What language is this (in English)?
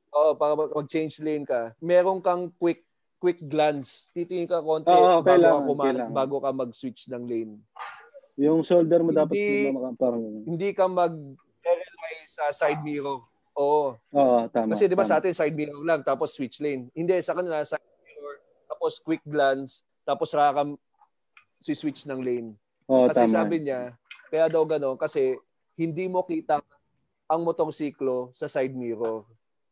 Filipino